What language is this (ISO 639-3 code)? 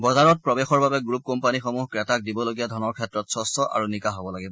asm